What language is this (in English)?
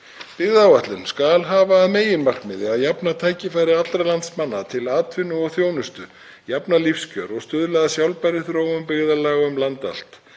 Icelandic